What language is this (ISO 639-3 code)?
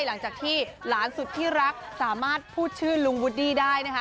tha